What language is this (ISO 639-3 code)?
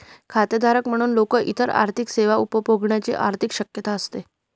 mar